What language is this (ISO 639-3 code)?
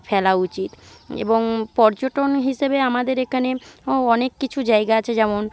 ben